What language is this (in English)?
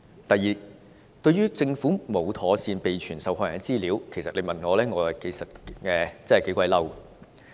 Cantonese